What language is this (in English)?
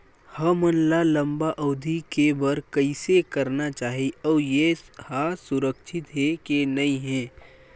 Chhattisgarhi